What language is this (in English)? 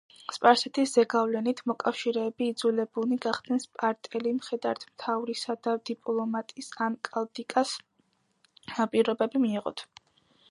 Georgian